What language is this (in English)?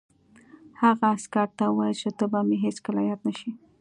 Pashto